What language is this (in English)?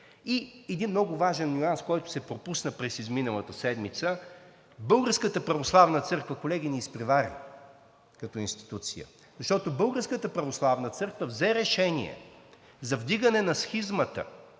Bulgarian